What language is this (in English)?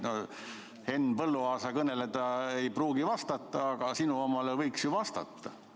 Estonian